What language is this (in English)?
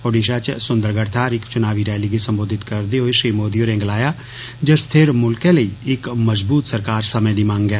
Dogri